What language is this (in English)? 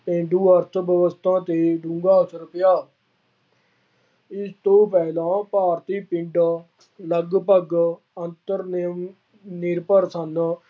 Punjabi